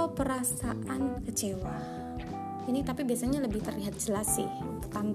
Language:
Indonesian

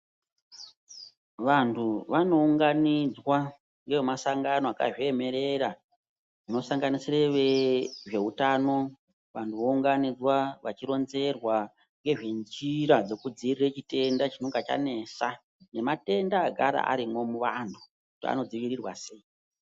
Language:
Ndau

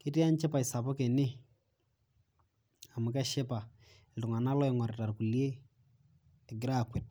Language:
Masai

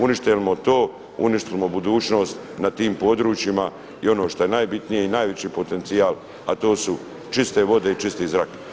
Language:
Croatian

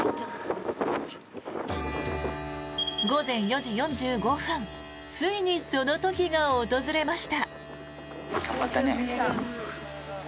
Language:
Japanese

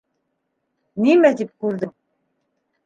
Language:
Bashkir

